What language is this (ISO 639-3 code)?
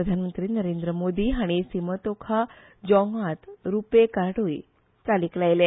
kok